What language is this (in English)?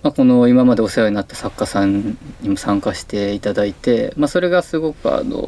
Japanese